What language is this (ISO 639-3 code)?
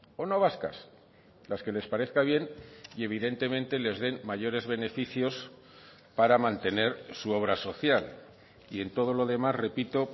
spa